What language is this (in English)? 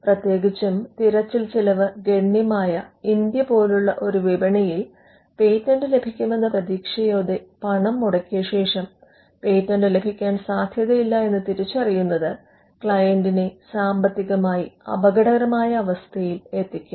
Malayalam